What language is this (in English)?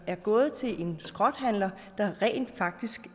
Danish